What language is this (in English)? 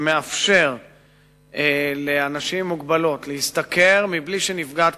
Hebrew